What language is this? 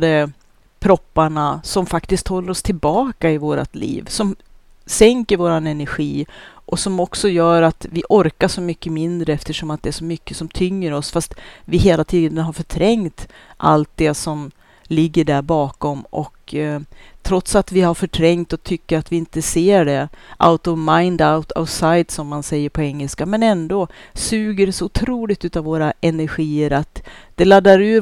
Swedish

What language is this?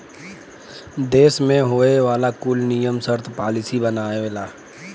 Bhojpuri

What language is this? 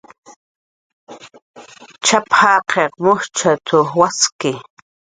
Jaqaru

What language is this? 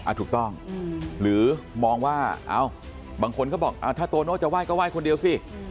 Thai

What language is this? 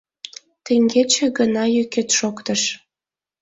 Mari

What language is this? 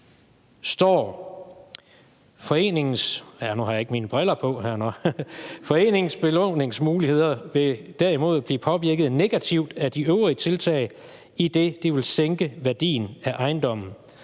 Danish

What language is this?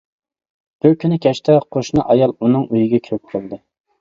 Uyghur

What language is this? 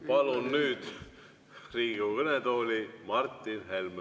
Estonian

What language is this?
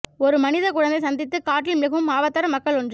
Tamil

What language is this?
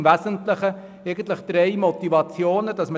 Swiss German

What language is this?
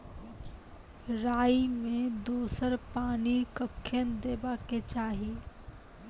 Maithili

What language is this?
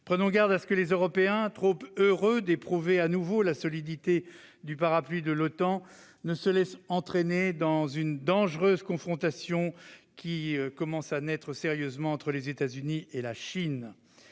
French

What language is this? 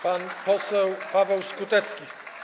Polish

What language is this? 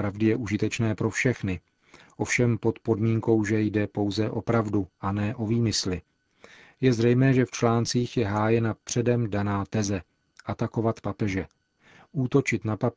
Czech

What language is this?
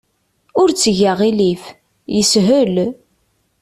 Kabyle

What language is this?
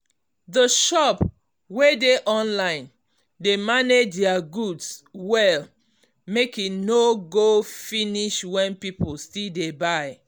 Nigerian Pidgin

